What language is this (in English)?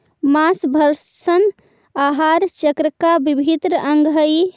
Magahi